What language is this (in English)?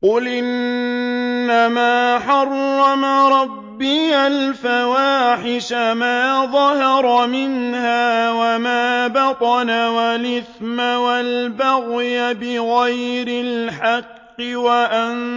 Arabic